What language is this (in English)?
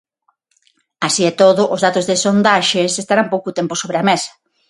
Galician